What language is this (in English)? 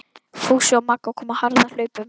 Icelandic